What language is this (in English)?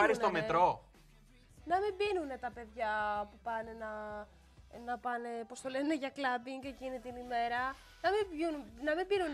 Greek